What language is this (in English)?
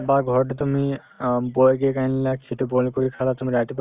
Assamese